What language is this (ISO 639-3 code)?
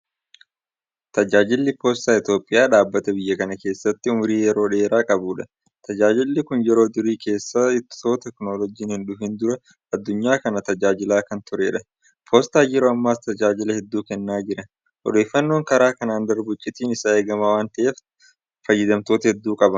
orm